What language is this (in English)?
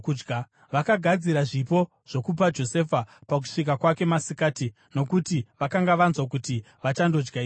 Shona